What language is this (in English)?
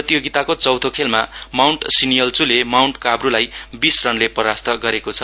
Nepali